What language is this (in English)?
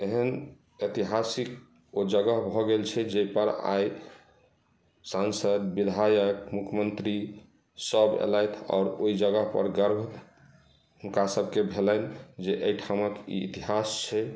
Maithili